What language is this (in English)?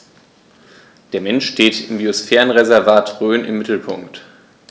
German